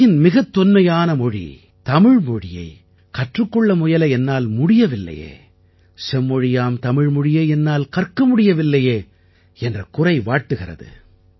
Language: Tamil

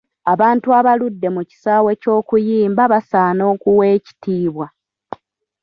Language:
Ganda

